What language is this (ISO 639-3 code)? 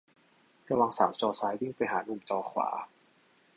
tha